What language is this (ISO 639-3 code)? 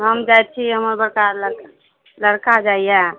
mai